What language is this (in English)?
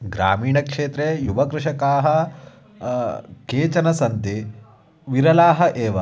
Sanskrit